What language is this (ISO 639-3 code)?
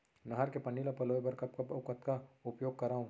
hne